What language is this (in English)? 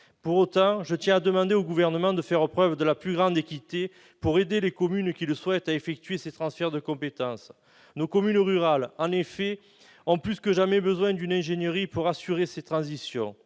French